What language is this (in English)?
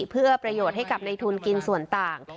Thai